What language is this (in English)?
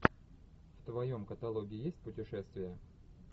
Russian